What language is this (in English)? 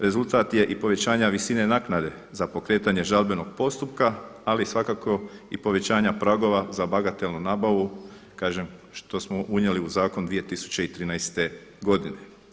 Croatian